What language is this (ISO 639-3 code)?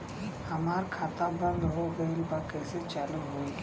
bho